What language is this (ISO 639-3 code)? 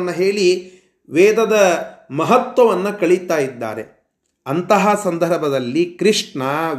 kan